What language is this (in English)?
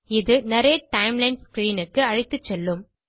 Tamil